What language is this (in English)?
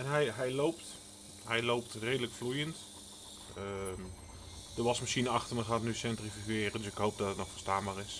Dutch